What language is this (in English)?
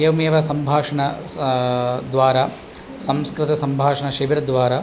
Sanskrit